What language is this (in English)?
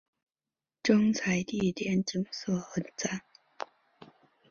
Chinese